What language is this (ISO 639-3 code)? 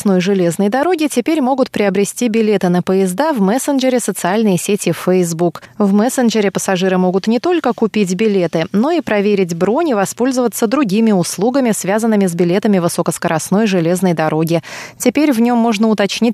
rus